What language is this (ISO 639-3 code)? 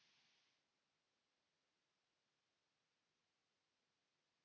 fin